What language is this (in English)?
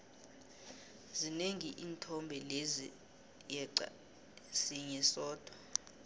South Ndebele